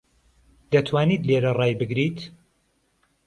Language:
Central Kurdish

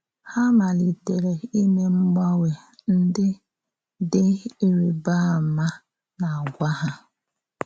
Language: Igbo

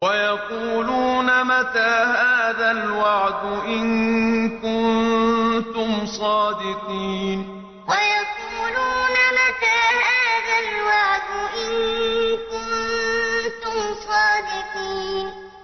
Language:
Arabic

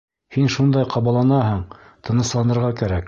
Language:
Bashkir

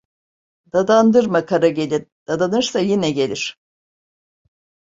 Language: Turkish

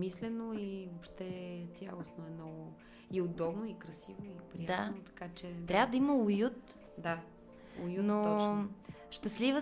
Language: Bulgarian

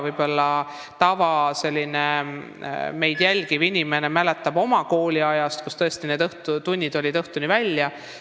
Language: Estonian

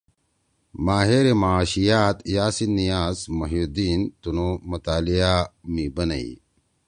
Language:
Torwali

